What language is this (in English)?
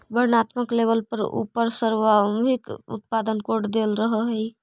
Magahi